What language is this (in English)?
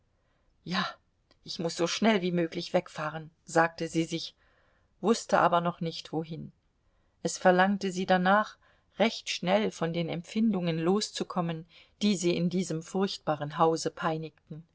German